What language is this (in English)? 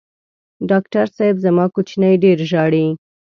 Pashto